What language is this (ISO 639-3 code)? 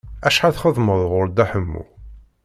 kab